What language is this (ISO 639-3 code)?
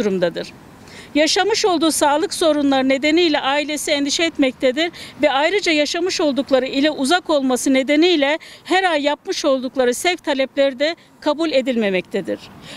tur